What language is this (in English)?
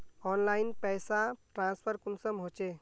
Magahi